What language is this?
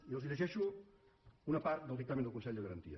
Catalan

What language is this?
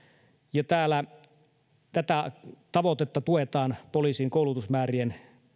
Finnish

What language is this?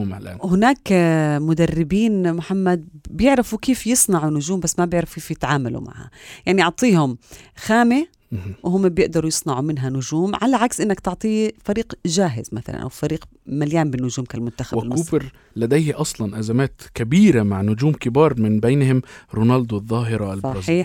Arabic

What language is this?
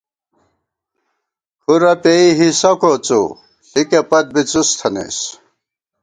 Gawar-Bati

